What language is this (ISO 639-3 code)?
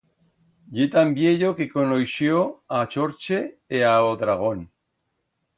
arg